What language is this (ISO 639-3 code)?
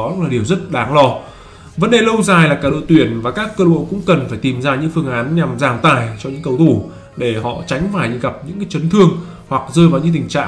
vie